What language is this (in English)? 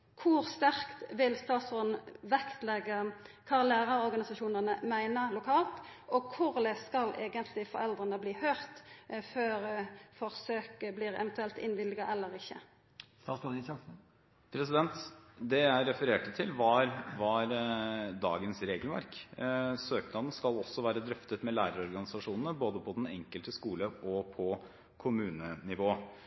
Norwegian